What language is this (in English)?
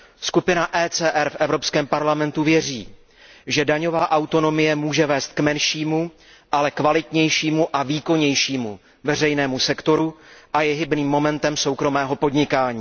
Czech